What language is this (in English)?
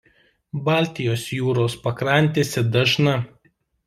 Lithuanian